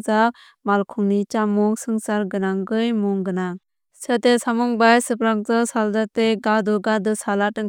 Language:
Kok Borok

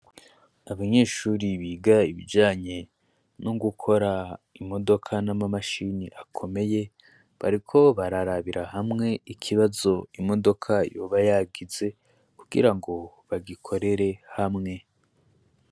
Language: Rundi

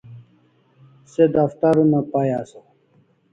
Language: Kalasha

